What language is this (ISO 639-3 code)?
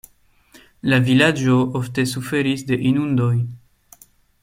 epo